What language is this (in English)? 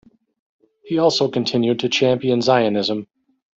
English